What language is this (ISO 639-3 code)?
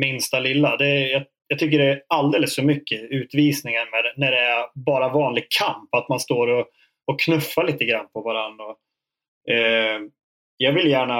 swe